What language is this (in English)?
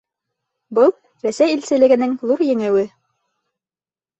Bashkir